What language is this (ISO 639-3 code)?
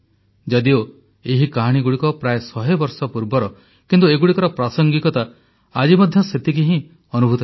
ori